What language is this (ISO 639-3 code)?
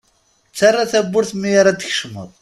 kab